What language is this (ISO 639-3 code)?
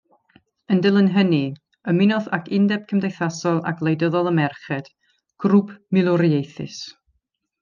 cym